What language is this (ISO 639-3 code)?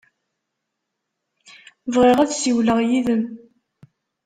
kab